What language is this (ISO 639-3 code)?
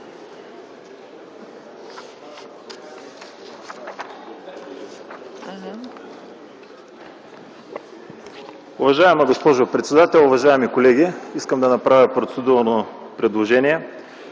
bul